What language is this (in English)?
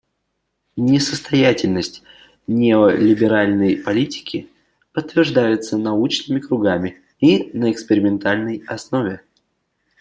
Russian